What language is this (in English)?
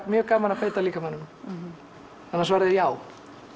Icelandic